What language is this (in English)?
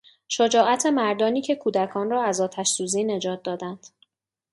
Persian